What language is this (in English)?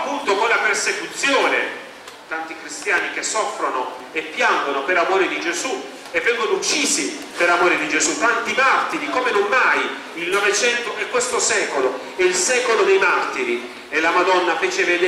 Italian